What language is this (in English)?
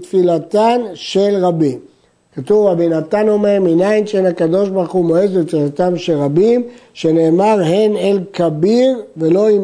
Hebrew